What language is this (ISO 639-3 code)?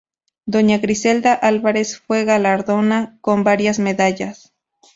spa